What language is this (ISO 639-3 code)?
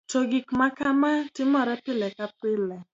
luo